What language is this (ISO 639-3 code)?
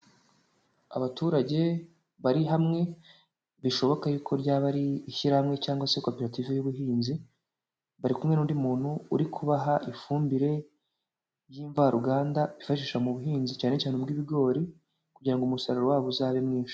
kin